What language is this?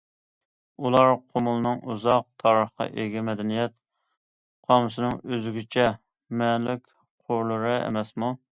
Uyghur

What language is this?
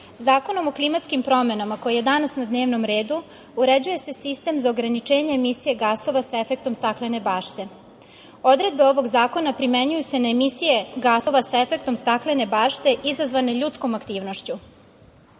Serbian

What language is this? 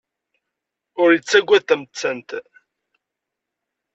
Kabyle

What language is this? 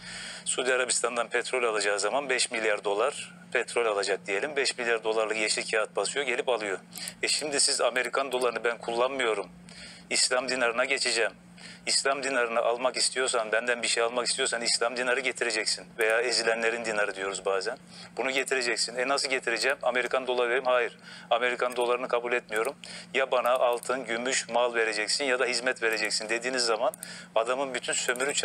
Turkish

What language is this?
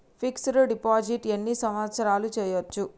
Telugu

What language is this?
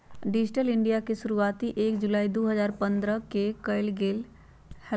Magahi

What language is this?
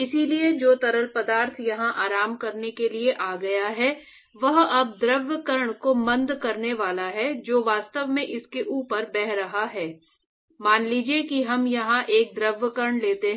Hindi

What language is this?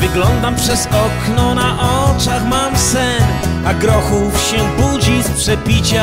Polish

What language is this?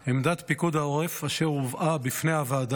Hebrew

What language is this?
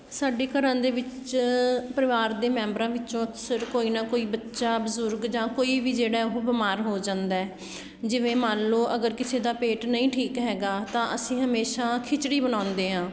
Punjabi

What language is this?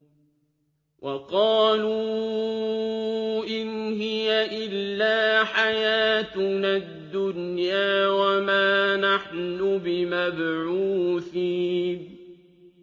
Arabic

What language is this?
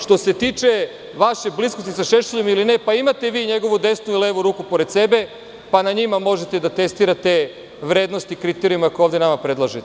Serbian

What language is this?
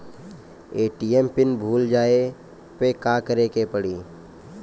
Bhojpuri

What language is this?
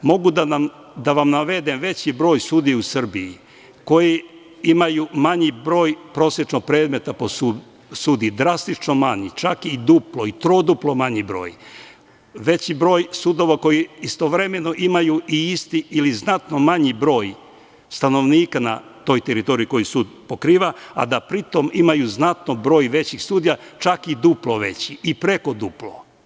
Serbian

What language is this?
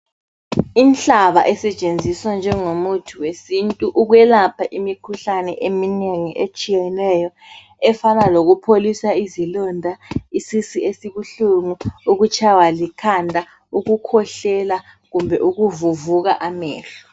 North Ndebele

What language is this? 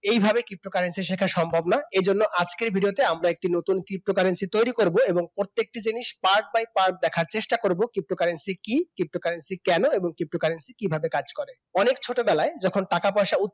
Bangla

